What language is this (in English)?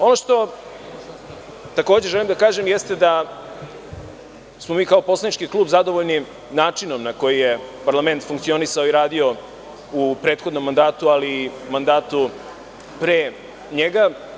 Serbian